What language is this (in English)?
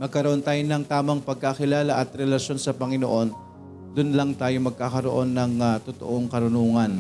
Filipino